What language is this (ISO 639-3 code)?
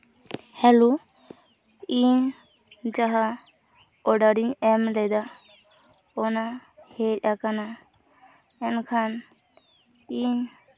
sat